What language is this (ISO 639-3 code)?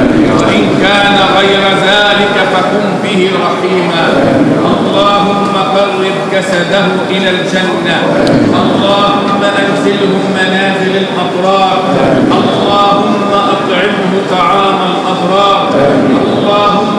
ara